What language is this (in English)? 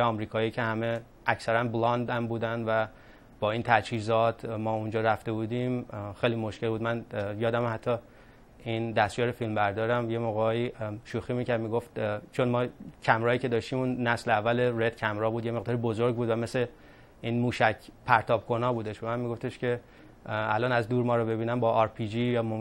Persian